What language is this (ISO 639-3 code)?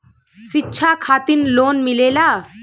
bho